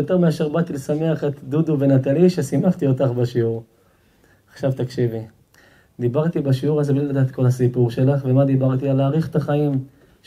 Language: Hebrew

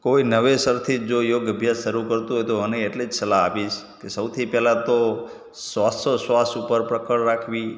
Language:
Gujarati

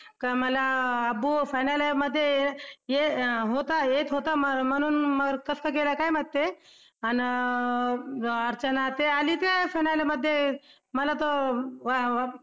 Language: Marathi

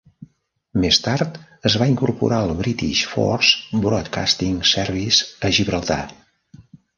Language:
Catalan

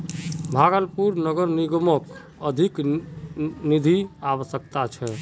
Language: Magahi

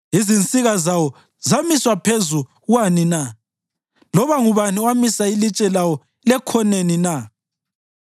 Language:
North Ndebele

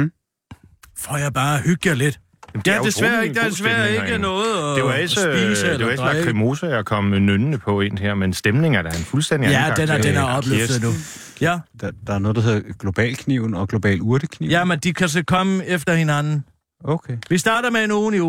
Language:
Danish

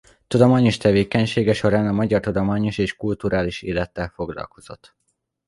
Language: Hungarian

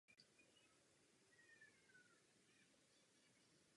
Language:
Czech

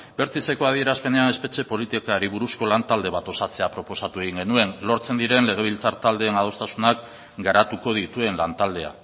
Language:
Basque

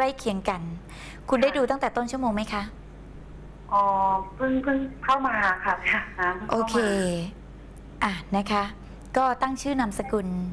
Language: Thai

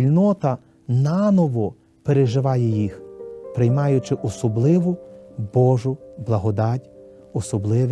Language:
Ukrainian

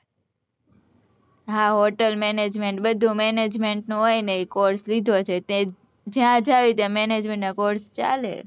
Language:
Gujarati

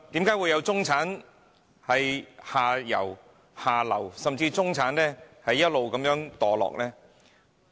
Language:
Cantonese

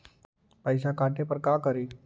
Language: Magahi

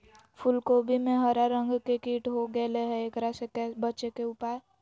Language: Magahi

